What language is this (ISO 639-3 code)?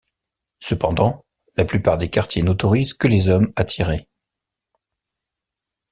fra